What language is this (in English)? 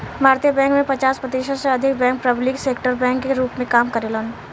Bhojpuri